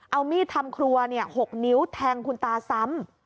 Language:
Thai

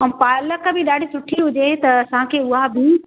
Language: Sindhi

